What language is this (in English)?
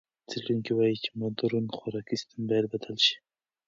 Pashto